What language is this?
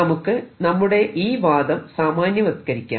Malayalam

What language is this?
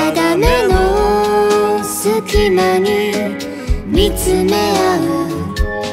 Romanian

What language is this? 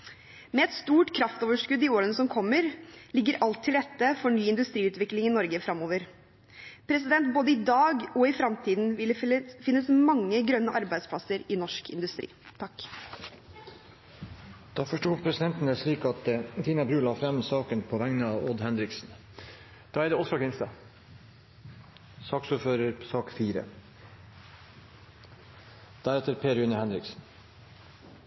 Norwegian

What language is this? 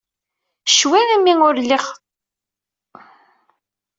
Kabyle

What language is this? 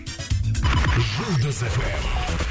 Kazakh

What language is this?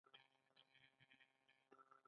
Pashto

